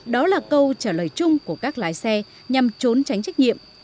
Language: Vietnamese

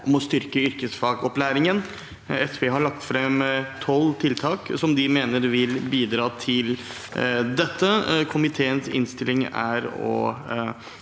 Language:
Norwegian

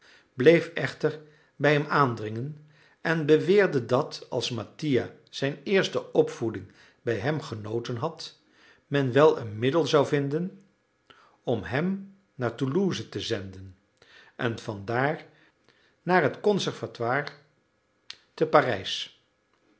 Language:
Dutch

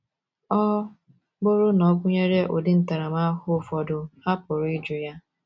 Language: Igbo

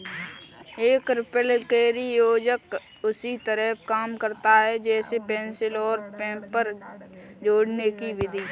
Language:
Hindi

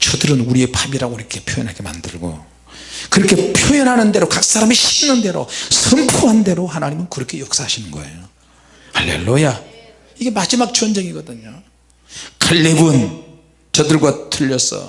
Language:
Korean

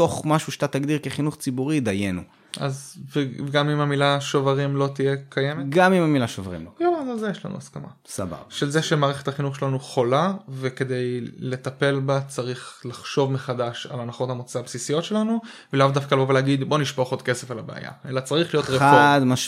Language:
Hebrew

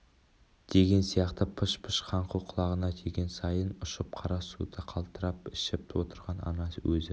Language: Kazakh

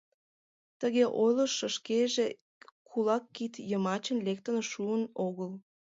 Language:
Mari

